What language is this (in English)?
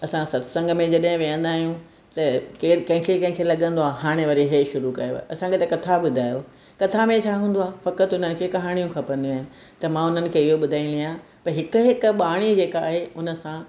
Sindhi